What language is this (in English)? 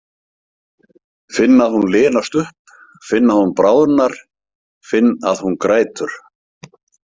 Icelandic